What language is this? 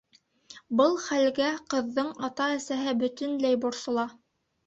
Bashkir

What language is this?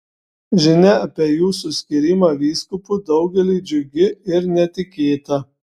Lithuanian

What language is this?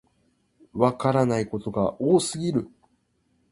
Japanese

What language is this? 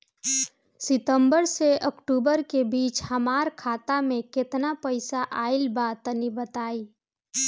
Bhojpuri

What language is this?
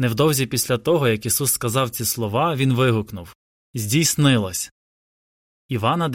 Ukrainian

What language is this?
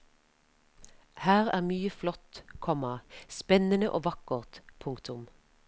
Norwegian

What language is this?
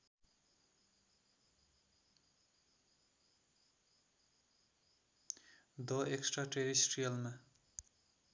Nepali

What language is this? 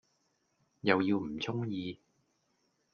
Cantonese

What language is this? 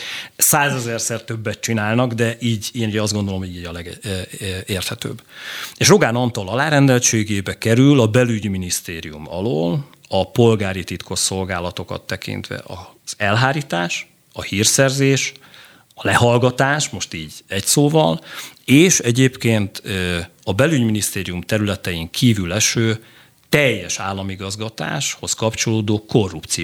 Hungarian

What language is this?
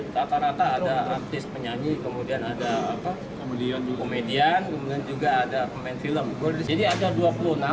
Indonesian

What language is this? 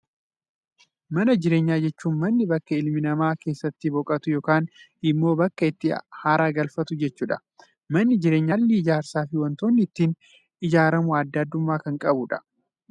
Oromo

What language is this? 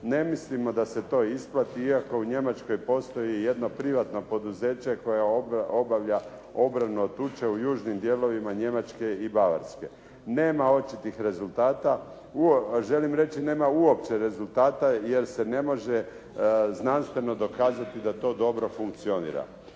Croatian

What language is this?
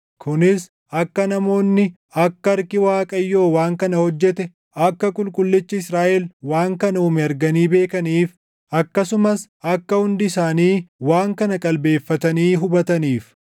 Oromo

